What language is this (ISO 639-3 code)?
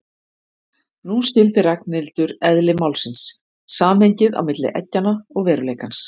isl